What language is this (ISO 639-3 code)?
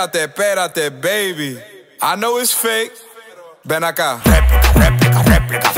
spa